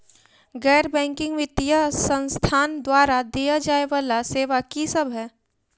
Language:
Maithili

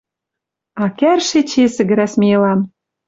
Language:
Western Mari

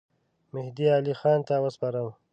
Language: Pashto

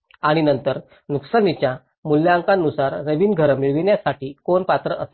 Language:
Marathi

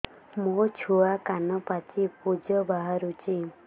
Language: Odia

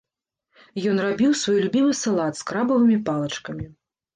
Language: Belarusian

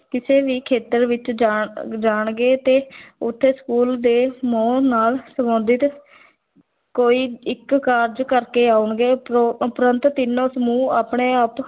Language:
Punjabi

